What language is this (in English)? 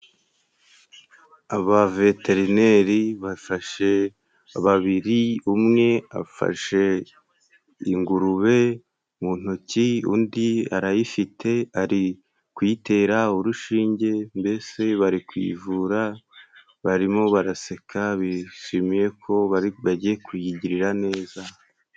Kinyarwanda